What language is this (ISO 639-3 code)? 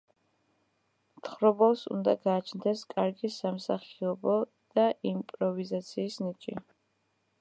kat